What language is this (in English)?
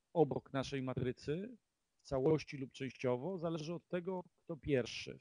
Polish